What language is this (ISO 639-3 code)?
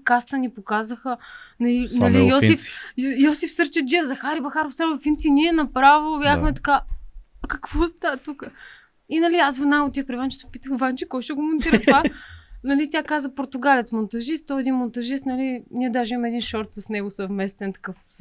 bul